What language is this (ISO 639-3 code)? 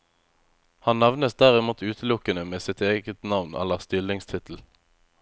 nor